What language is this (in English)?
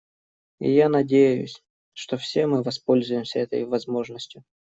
Russian